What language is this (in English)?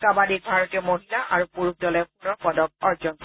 Assamese